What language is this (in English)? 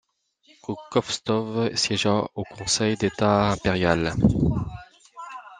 French